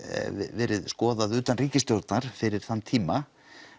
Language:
Icelandic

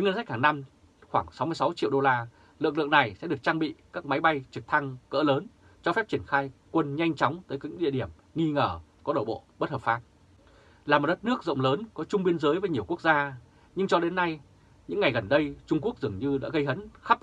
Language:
Vietnamese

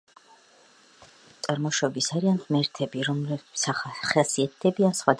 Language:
Georgian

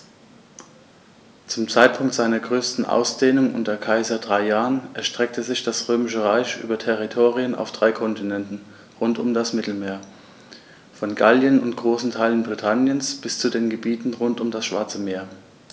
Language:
German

